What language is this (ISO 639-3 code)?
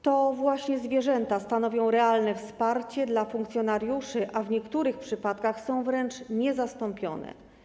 pol